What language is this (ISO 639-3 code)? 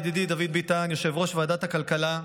heb